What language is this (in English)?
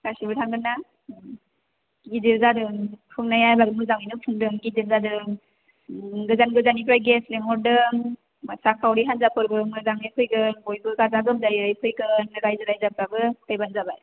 Bodo